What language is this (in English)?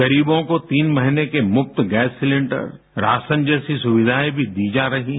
Hindi